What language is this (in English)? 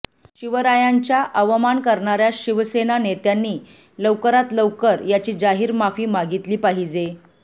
Marathi